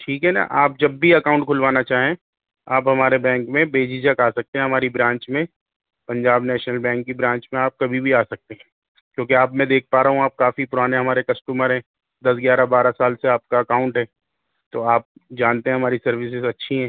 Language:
Urdu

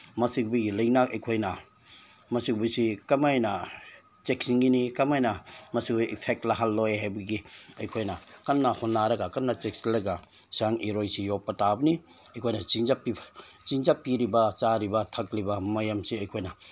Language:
Manipuri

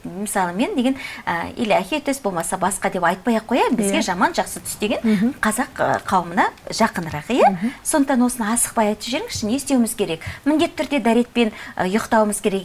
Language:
Arabic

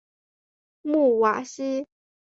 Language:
Chinese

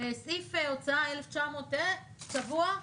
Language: Hebrew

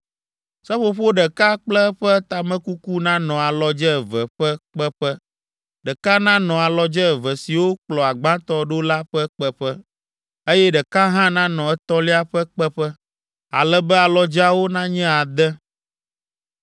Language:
Ewe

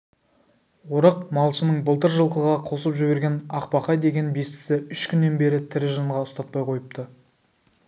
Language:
Kazakh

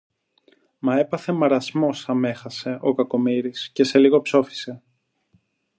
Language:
Greek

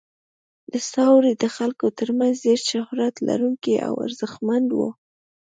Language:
Pashto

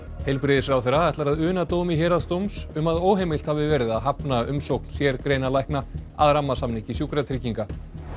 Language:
Icelandic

